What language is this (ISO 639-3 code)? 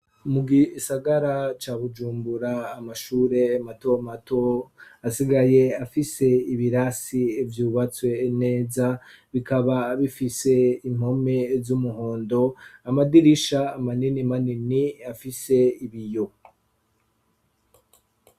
run